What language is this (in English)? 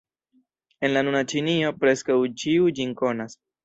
Esperanto